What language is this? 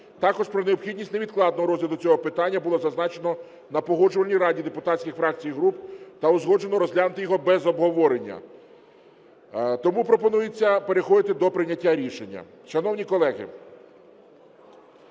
Ukrainian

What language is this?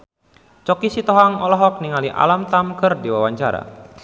Sundanese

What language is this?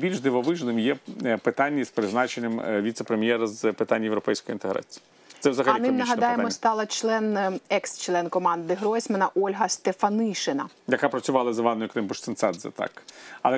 Ukrainian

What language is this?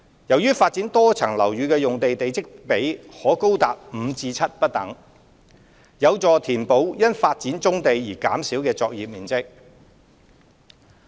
Cantonese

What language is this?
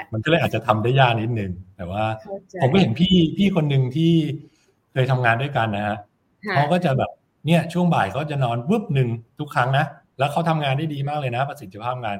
Thai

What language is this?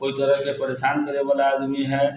Maithili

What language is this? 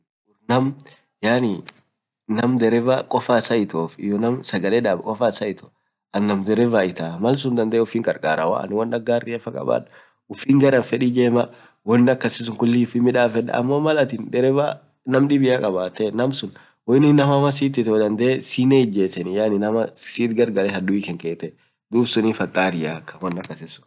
Orma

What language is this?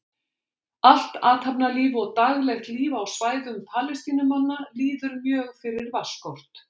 Icelandic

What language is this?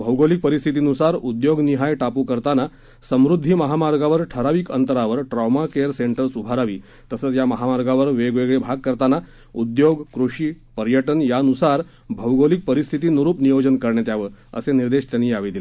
Marathi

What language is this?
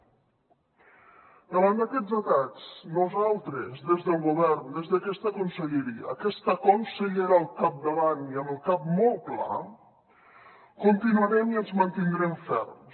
Catalan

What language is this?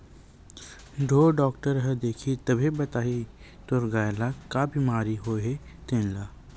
Chhattisgarhi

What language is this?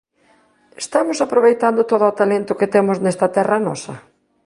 Galician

